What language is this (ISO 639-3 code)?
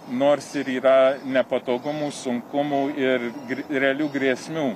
lit